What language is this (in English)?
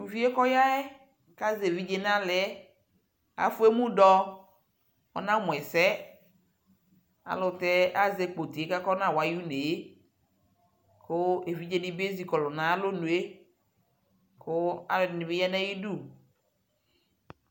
Ikposo